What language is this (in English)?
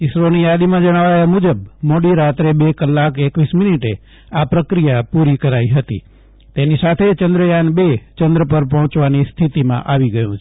Gujarati